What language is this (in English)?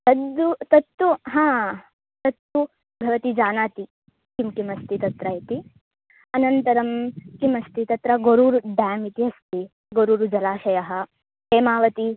Sanskrit